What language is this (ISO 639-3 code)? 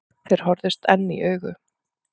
isl